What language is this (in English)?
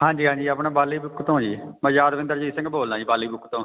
Punjabi